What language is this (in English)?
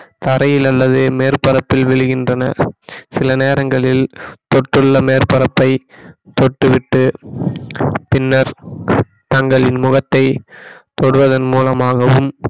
Tamil